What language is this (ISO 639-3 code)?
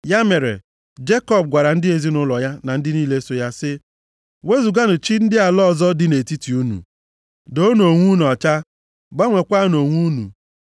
ibo